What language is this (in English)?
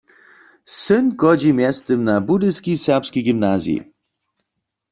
Upper Sorbian